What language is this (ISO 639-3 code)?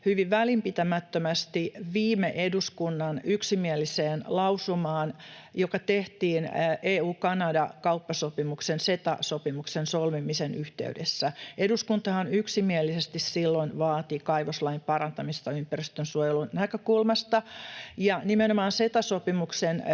fin